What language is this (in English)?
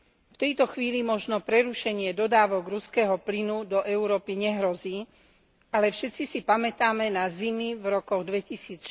Slovak